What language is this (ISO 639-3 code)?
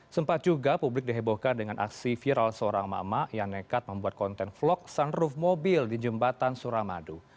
ind